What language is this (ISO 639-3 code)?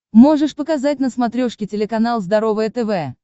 rus